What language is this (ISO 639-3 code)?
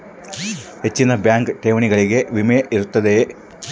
kan